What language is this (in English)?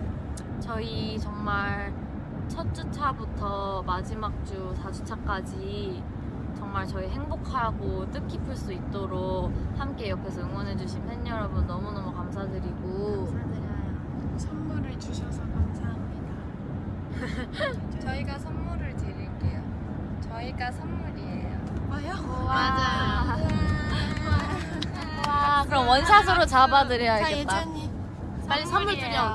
Korean